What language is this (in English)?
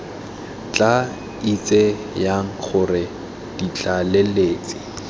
Tswana